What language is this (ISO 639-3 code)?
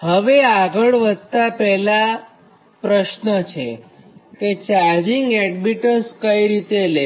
guj